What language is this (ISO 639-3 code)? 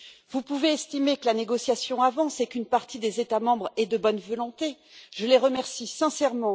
fra